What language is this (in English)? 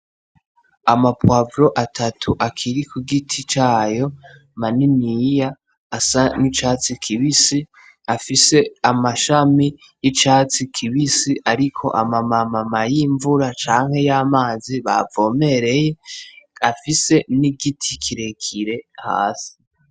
Rundi